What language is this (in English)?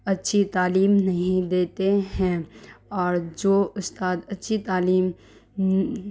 Urdu